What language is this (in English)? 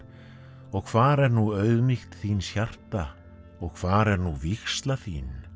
Icelandic